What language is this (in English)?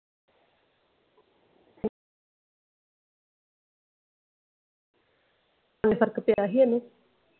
Punjabi